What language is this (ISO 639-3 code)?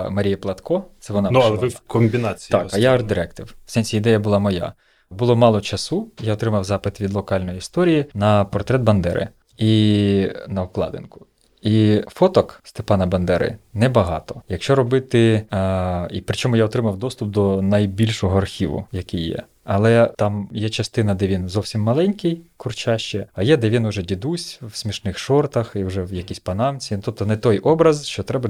ukr